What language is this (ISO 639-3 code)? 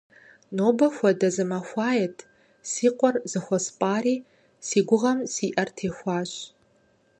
kbd